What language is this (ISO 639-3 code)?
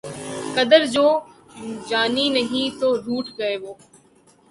urd